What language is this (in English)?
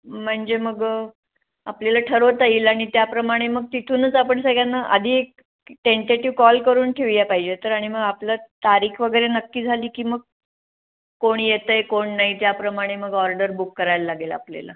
Marathi